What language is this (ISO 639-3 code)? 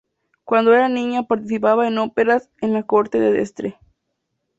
spa